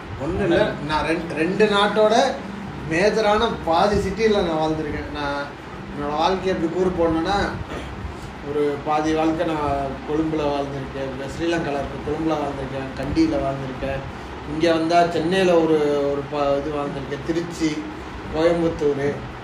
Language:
Tamil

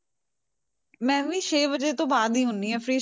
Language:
Punjabi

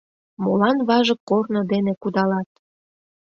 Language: Mari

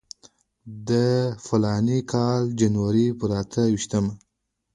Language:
Pashto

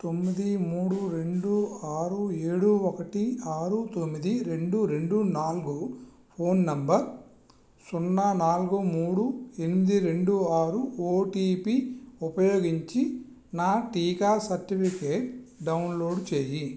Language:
Telugu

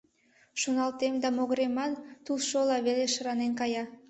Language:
Mari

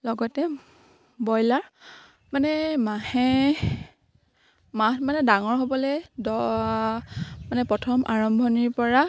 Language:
Assamese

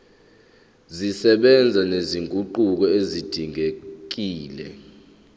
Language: Zulu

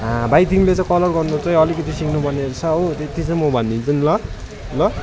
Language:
Nepali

